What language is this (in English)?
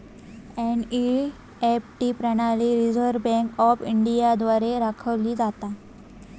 Marathi